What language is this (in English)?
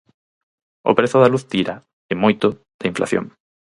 Galician